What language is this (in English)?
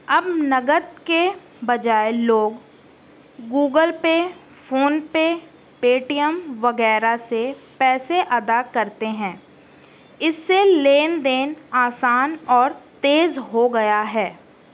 Urdu